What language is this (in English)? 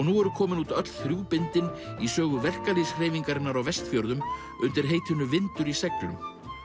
Icelandic